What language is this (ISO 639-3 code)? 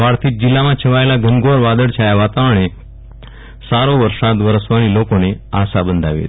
guj